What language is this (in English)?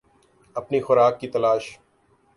Urdu